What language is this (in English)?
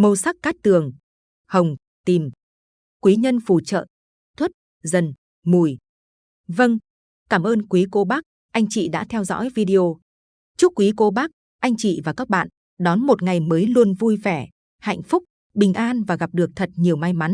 Vietnamese